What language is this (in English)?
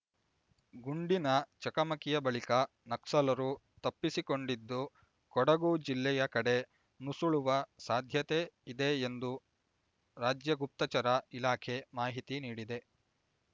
Kannada